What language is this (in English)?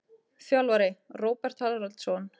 Icelandic